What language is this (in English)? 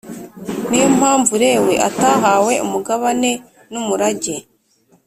Kinyarwanda